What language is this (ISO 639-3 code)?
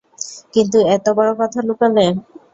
ben